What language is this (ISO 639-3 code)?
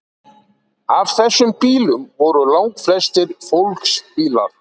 isl